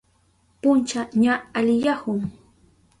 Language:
Southern Pastaza Quechua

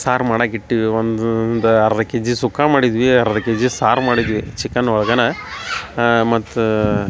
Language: Kannada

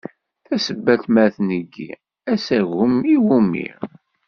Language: Kabyle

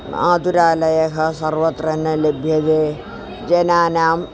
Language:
Sanskrit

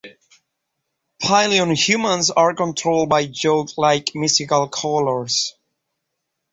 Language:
English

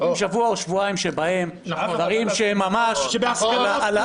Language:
Hebrew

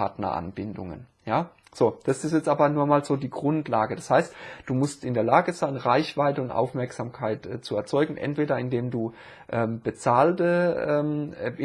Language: German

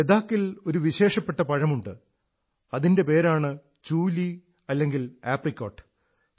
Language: Malayalam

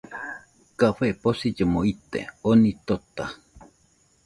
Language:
Nüpode Huitoto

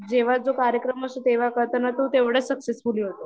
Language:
Marathi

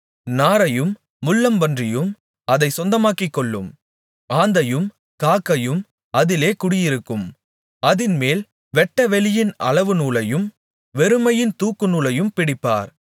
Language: Tamil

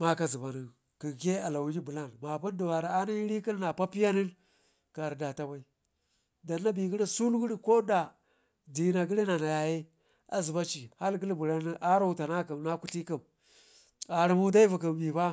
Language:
Ngizim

